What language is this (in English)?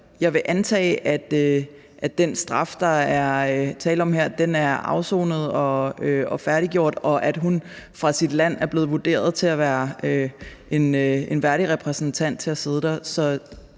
Danish